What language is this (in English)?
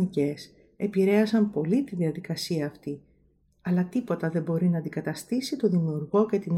Greek